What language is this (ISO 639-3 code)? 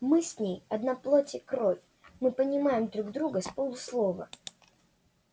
rus